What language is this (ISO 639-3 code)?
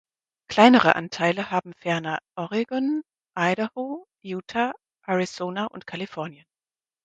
deu